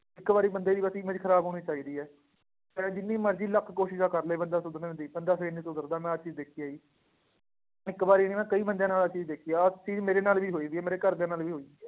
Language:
Punjabi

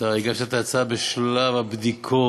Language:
Hebrew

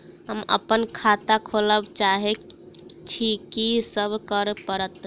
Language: Maithili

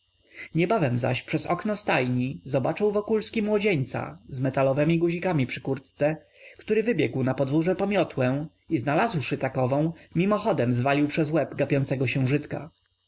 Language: Polish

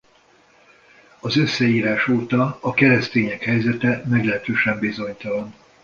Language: Hungarian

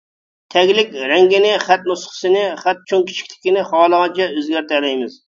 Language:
Uyghur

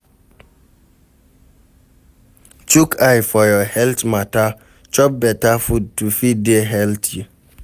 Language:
Nigerian Pidgin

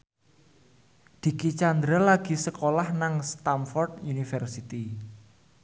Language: Javanese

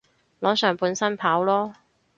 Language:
Cantonese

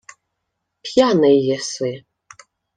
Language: Ukrainian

